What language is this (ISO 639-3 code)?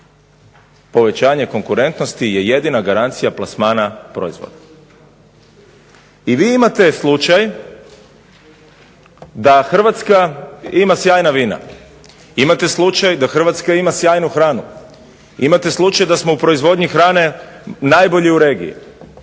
hrv